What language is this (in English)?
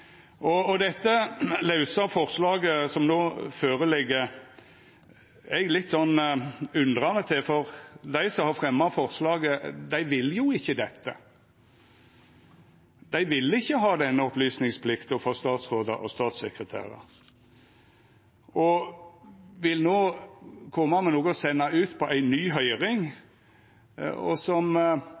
Norwegian Nynorsk